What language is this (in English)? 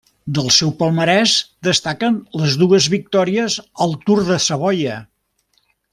Catalan